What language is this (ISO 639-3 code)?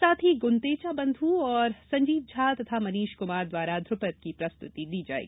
hin